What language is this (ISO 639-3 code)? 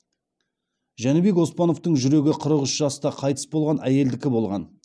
kaz